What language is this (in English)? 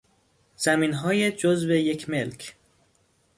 Persian